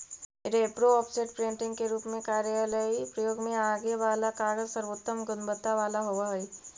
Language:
Magahi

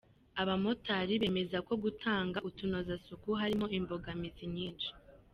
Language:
Kinyarwanda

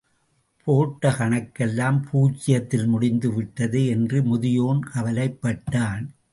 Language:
Tamil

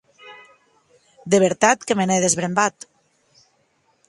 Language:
Occitan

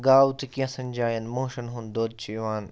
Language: Kashmiri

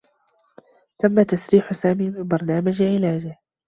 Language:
Arabic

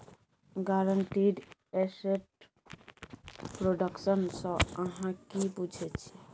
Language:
Maithili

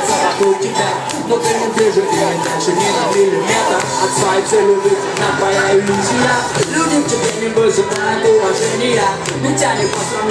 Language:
Portuguese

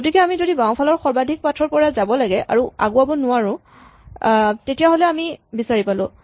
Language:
Assamese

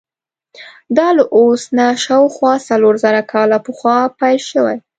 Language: Pashto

